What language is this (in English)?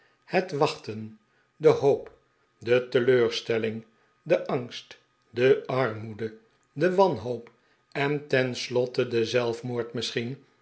Dutch